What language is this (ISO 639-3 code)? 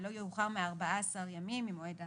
heb